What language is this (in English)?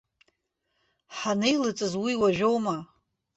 Abkhazian